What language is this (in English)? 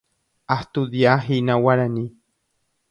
Guarani